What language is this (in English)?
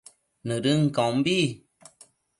Matsés